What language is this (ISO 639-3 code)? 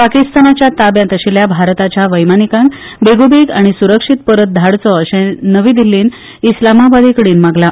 kok